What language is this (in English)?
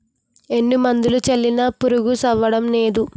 Telugu